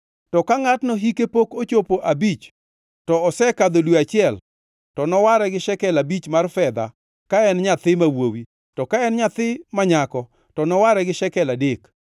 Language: Luo (Kenya and Tanzania)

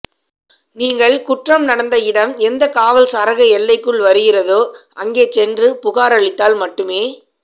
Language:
Tamil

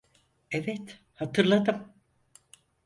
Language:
Turkish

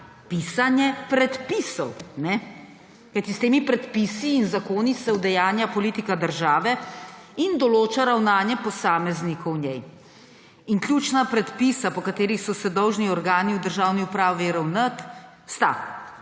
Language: Slovenian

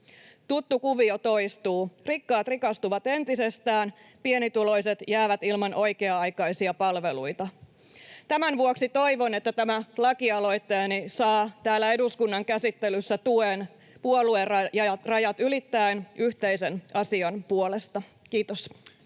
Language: Finnish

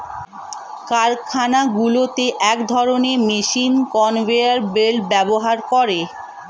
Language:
Bangla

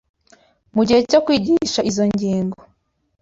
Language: Kinyarwanda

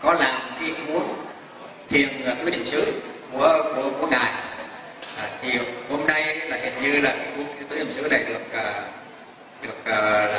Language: Vietnamese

